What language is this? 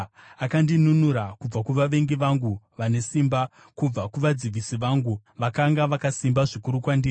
Shona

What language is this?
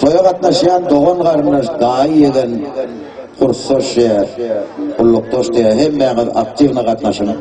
Turkish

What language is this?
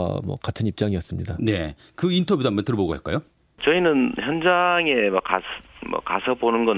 Korean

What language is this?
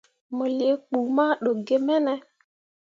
Mundang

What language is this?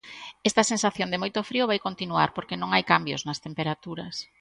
Galician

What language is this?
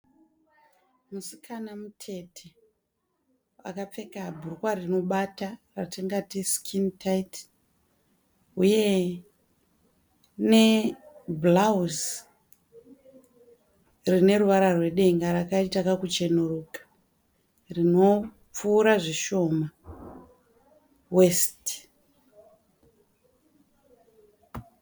Shona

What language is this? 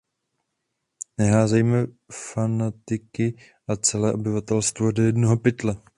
Czech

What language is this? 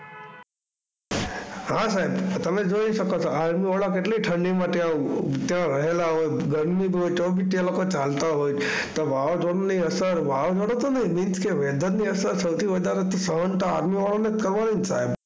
Gujarati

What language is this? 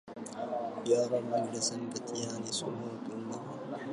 Arabic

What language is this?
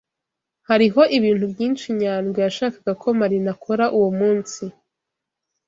Kinyarwanda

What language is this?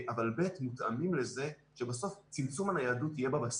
Hebrew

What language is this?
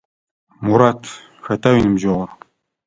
Adyghe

